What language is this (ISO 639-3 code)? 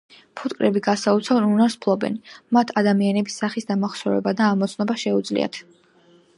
kat